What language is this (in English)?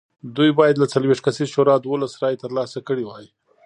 Pashto